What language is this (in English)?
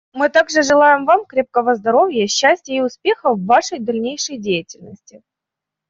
Russian